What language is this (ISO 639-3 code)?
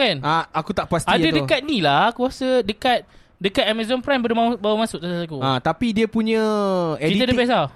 msa